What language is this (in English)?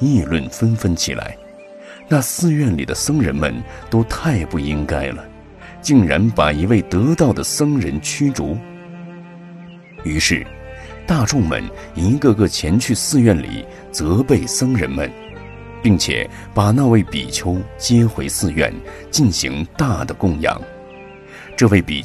Chinese